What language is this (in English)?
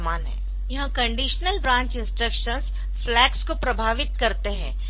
Hindi